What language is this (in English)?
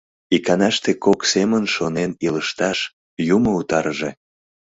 Mari